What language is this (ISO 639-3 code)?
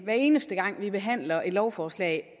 dan